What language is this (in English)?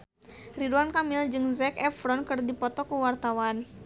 Sundanese